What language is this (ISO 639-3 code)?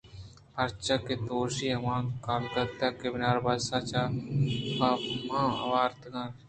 bgp